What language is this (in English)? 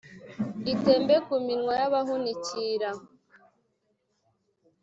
Kinyarwanda